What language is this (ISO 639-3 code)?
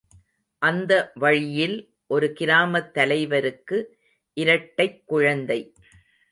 tam